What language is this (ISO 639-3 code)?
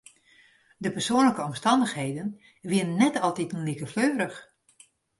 fry